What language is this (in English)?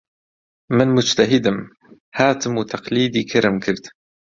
Central Kurdish